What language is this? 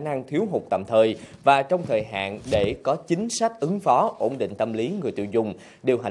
Vietnamese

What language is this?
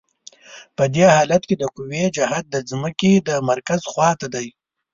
Pashto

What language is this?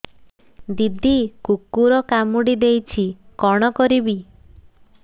Odia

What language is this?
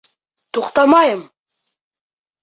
Bashkir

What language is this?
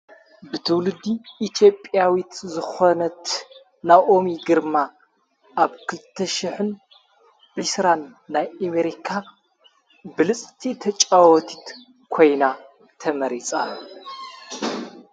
Tigrinya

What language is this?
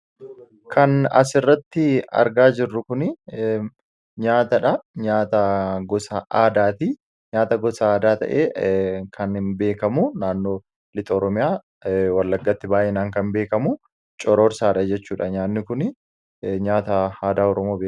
Oromo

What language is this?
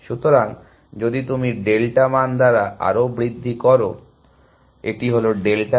Bangla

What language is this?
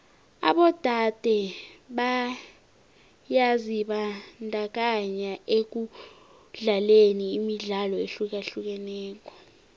South Ndebele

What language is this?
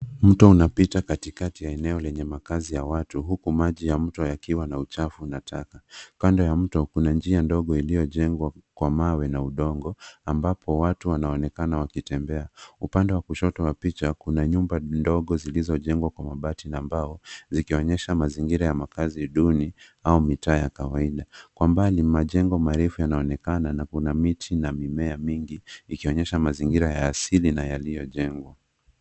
Swahili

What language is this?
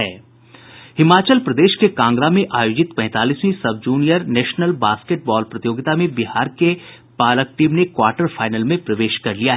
Hindi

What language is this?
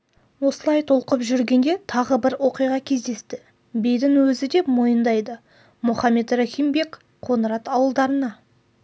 Kazakh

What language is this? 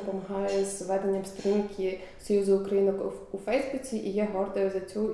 Ukrainian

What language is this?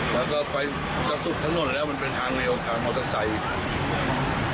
Thai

